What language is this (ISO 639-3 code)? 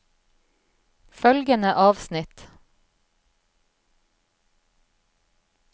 nor